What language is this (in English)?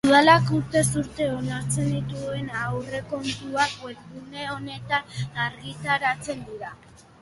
Basque